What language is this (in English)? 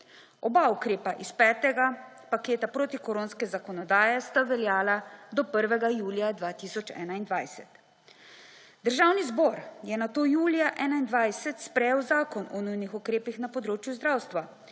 Slovenian